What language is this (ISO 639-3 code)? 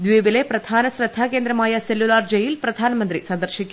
mal